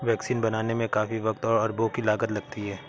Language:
Hindi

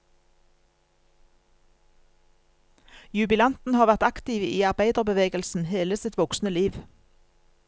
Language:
Norwegian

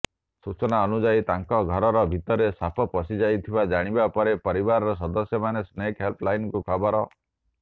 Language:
Odia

